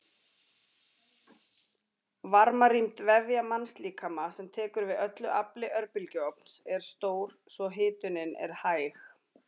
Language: Icelandic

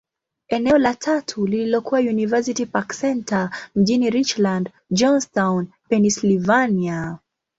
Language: Swahili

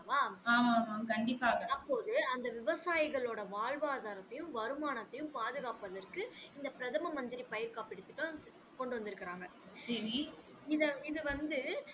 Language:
Tamil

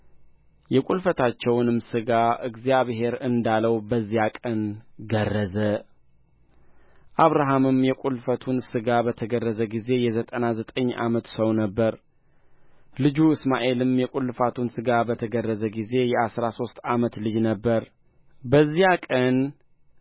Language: Amharic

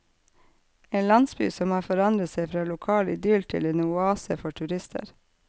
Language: Norwegian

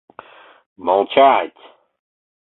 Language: Mari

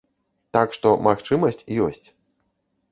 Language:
Belarusian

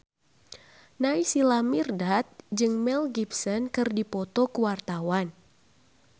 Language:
Sundanese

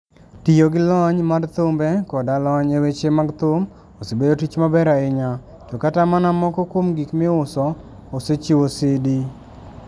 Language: Luo (Kenya and Tanzania)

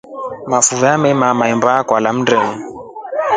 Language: Rombo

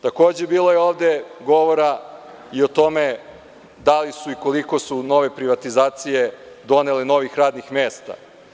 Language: Serbian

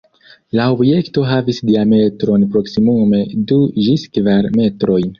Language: Esperanto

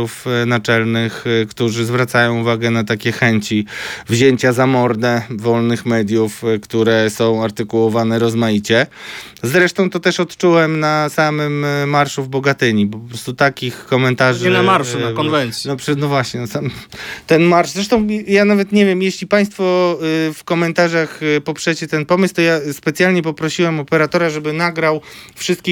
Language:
Polish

